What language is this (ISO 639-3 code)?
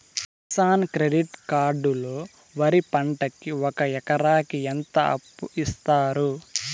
tel